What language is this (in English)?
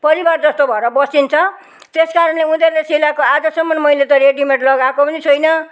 Nepali